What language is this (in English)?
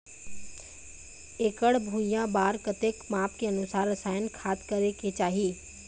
Chhattisgarhi